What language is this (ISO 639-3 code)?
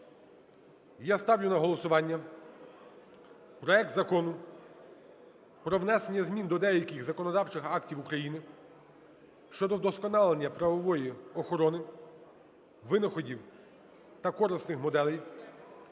ukr